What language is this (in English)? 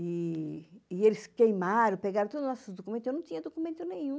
Portuguese